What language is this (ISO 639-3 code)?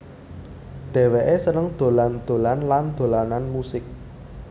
jav